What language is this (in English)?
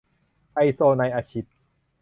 Thai